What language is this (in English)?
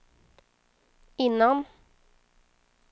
Swedish